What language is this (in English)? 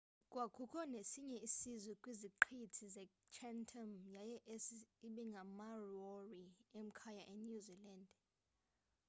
Xhosa